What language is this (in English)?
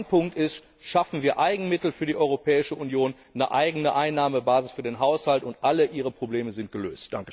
German